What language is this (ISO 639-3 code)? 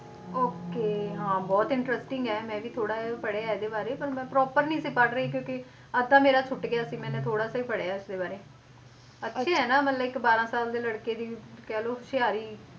pan